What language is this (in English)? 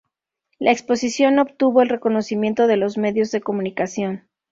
Spanish